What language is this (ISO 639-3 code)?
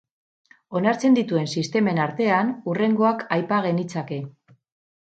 eus